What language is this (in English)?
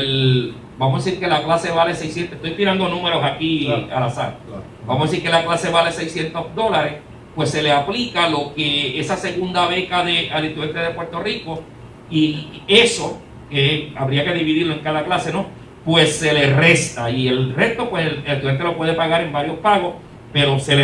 Spanish